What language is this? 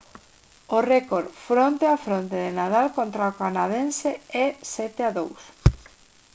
Galician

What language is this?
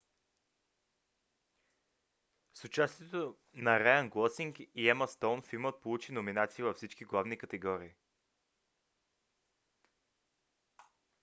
Bulgarian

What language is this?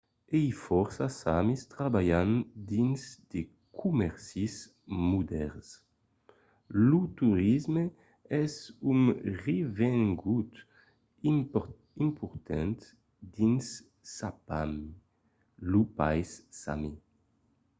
Occitan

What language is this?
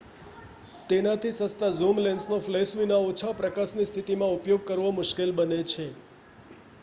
Gujarati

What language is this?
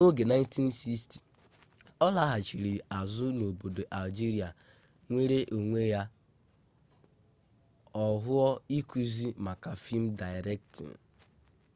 Igbo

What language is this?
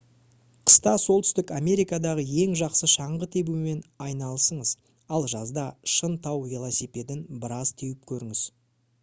Kazakh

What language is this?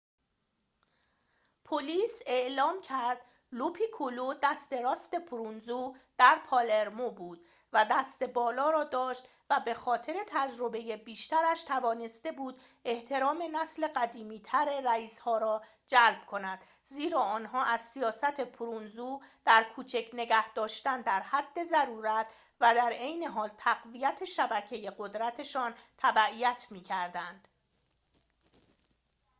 Persian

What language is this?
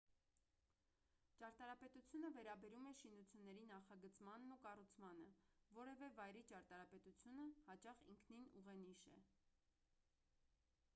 Armenian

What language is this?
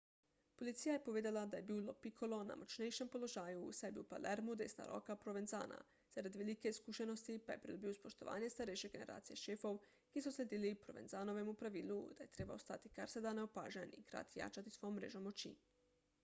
Slovenian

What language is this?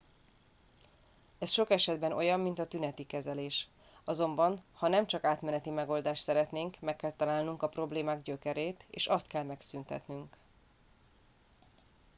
Hungarian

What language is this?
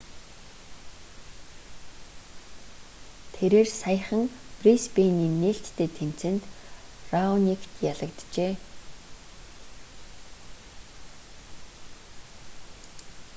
Mongolian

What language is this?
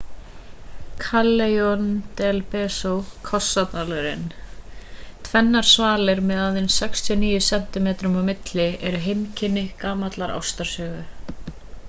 Icelandic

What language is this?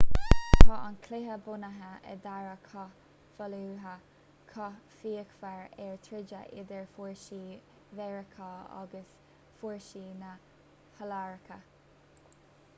Irish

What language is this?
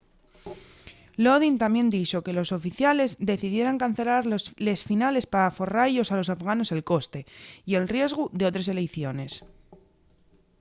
Asturian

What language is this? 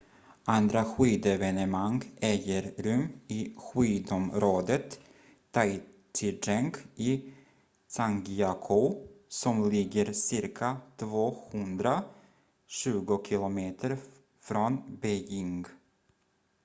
Swedish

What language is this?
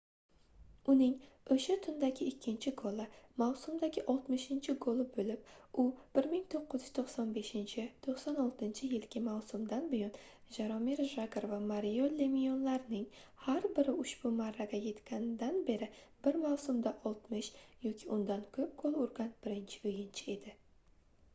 Uzbek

